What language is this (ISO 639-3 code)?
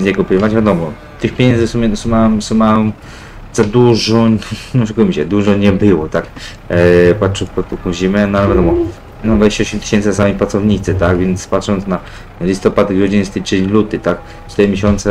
pol